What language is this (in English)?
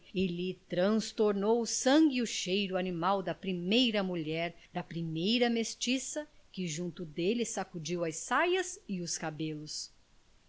Portuguese